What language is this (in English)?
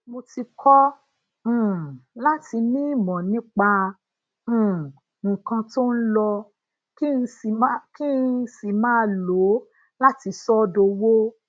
Yoruba